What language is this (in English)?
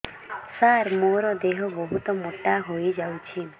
Odia